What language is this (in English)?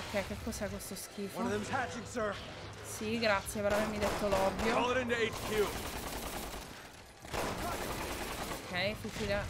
Italian